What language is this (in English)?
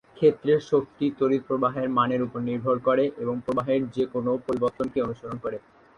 Bangla